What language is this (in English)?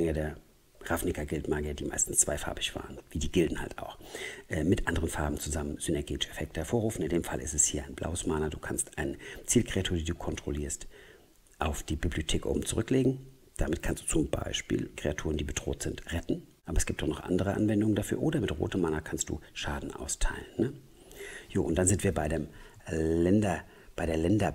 German